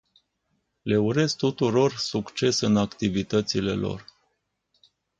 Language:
Romanian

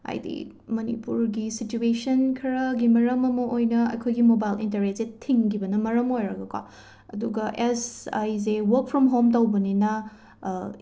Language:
Manipuri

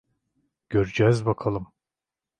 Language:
Turkish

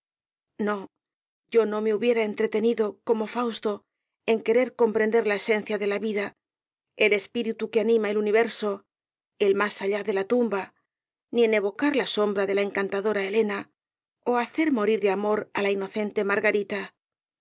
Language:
Spanish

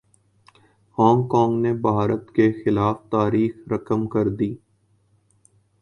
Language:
Urdu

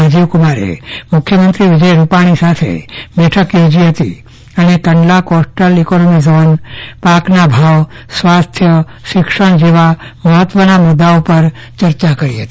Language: Gujarati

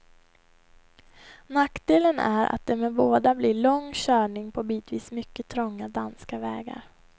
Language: Swedish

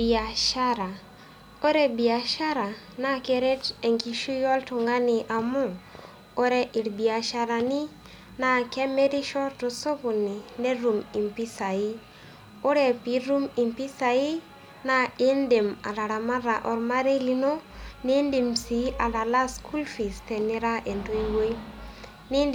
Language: Masai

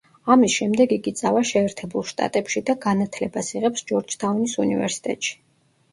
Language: Georgian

